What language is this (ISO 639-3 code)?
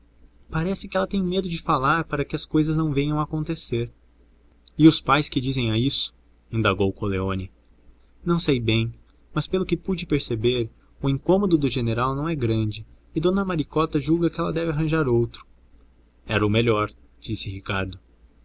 por